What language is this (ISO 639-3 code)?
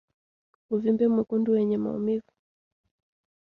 swa